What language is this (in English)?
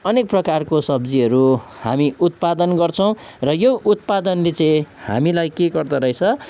Nepali